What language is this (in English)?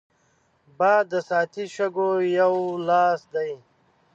Pashto